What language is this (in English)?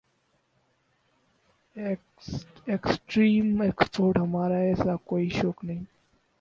Urdu